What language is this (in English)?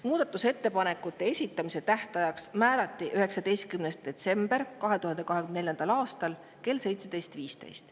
Estonian